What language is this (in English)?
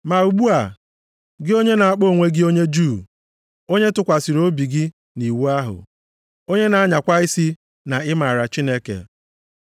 Igbo